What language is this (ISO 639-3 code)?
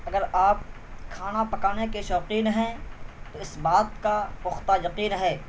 urd